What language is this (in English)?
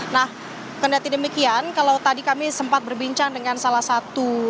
Indonesian